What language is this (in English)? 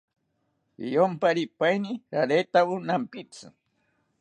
South Ucayali Ashéninka